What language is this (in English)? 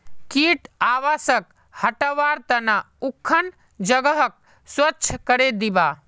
Magahi